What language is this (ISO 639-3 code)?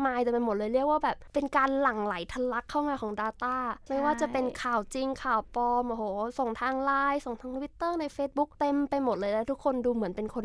tha